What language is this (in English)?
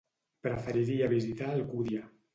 Catalan